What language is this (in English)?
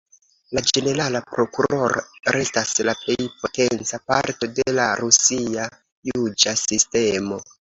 Esperanto